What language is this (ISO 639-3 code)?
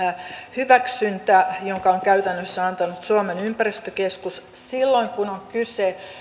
fin